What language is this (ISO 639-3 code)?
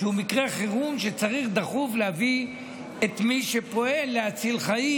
heb